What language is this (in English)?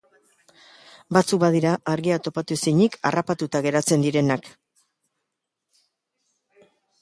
Basque